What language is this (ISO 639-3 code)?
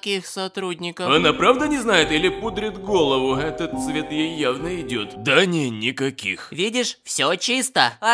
rus